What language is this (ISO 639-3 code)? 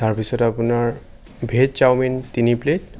asm